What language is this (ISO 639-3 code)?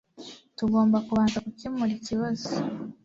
kin